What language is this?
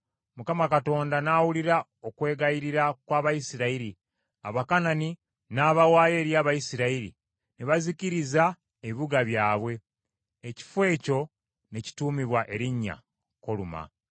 Ganda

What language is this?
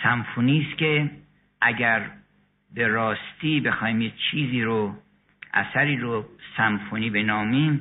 Persian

